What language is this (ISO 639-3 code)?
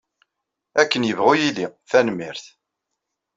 kab